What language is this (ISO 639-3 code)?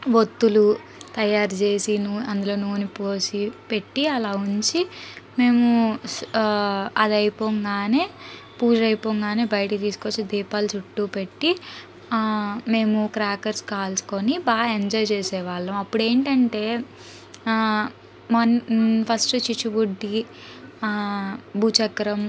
tel